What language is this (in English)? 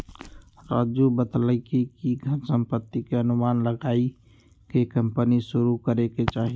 Magahi